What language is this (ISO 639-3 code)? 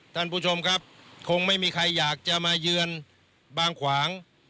tha